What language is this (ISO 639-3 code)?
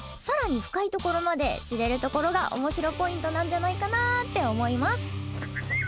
jpn